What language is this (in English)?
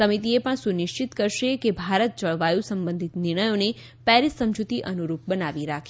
Gujarati